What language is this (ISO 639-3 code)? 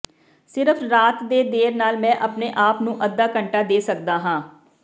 pan